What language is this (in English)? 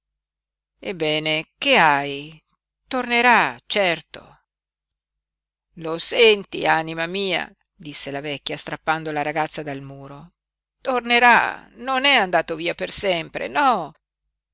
Italian